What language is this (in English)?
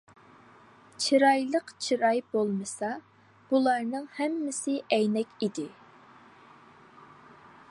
Uyghur